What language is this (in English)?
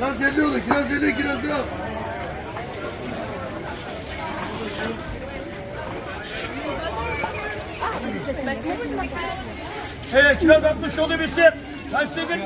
Turkish